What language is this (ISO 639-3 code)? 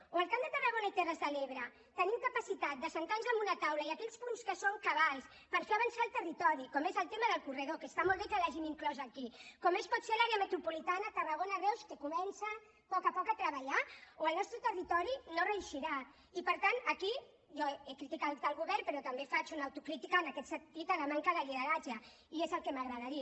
cat